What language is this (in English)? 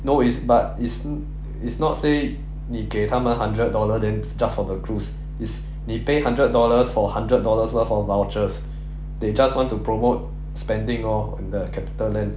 English